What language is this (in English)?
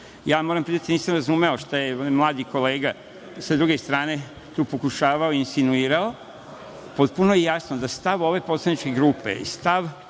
Serbian